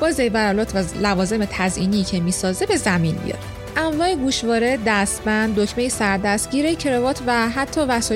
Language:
Persian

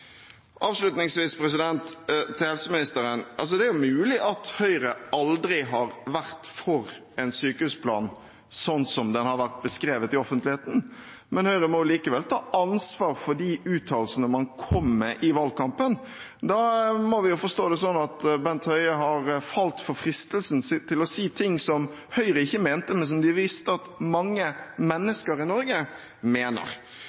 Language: Norwegian Bokmål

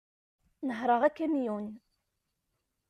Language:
Kabyle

